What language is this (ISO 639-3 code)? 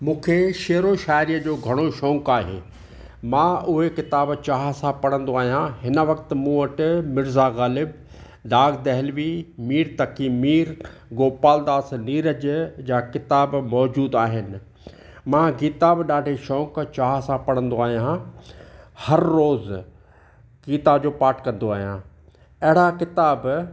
snd